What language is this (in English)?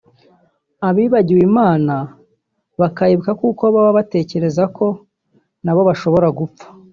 Kinyarwanda